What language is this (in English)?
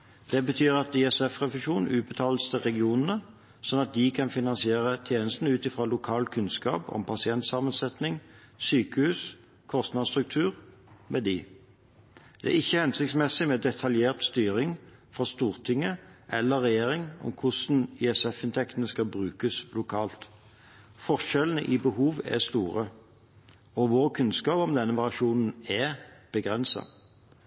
Norwegian Bokmål